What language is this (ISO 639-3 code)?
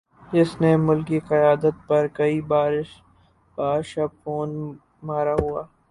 urd